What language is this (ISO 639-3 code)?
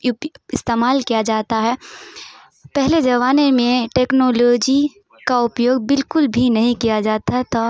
urd